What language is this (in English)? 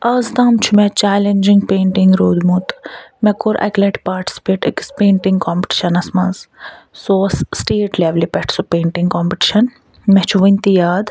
Kashmiri